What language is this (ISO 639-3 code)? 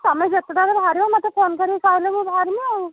ori